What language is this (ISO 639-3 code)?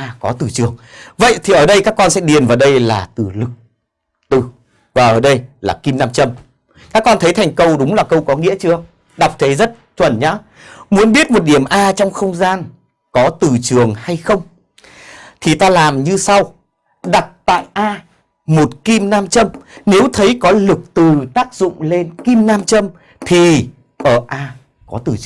vie